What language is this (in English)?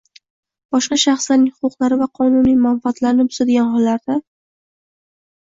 Uzbek